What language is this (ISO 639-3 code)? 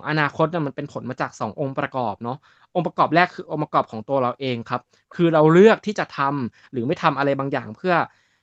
tha